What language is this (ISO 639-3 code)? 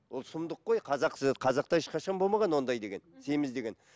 kaz